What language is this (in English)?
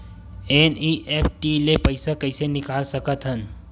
Chhattisgarhi